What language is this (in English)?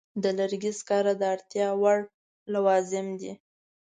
Pashto